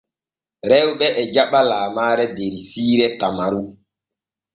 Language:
Borgu Fulfulde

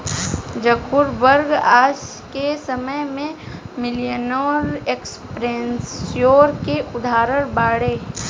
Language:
Bhojpuri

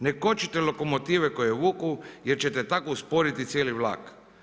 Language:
Croatian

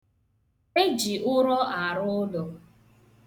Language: Igbo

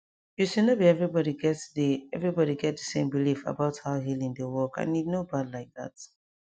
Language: Nigerian Pidgin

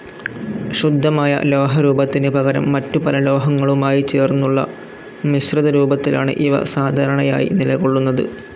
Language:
Malayalam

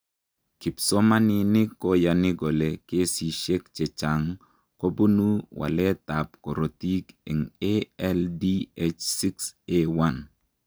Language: Kalenjin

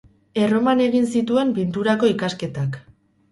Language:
Basque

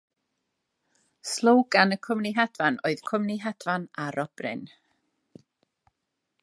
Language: Welsh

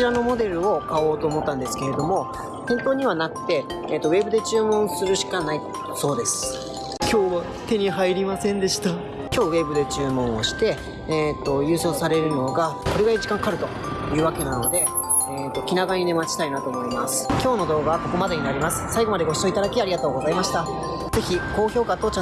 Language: Japanese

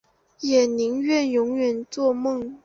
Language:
Chinese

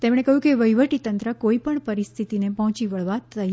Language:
Gujarati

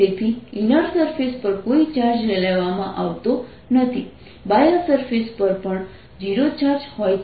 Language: Gujarati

